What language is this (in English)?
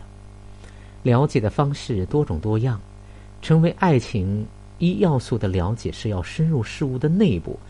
Chinese